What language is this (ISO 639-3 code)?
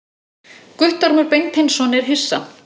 isl